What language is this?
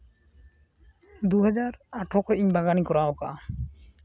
Santali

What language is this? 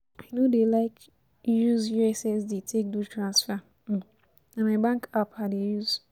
Nigerian Pidgin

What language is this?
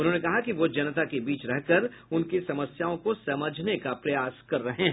Hindi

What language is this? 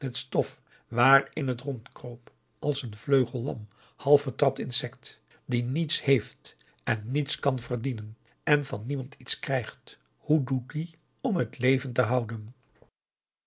Dutch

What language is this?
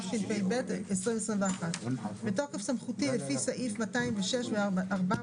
Hebrew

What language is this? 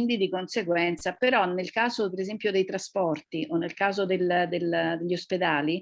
Italian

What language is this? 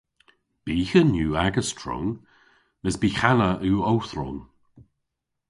Cornish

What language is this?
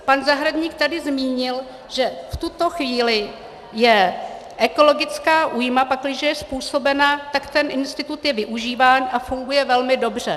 Czech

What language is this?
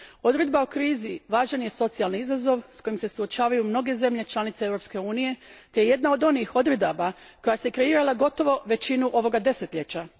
Croatian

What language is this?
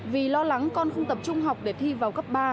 Vietnamese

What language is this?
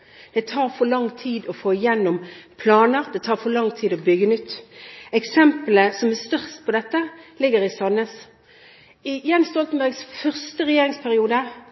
Norwegian Bokmål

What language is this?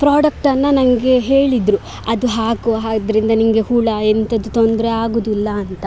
Kannada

